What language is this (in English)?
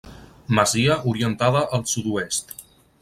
Catalan